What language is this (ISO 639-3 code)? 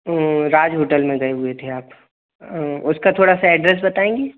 hin